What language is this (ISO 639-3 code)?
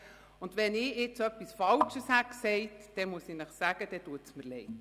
gsw